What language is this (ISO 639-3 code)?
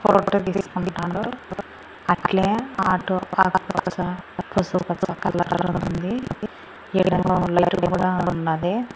tel